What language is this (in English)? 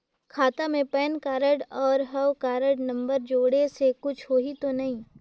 Chhattisgarhi